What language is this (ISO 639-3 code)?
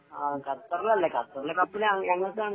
mal